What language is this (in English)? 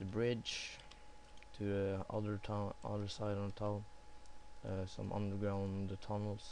English